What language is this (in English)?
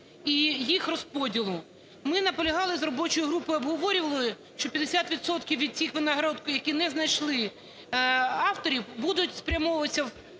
Ukrainian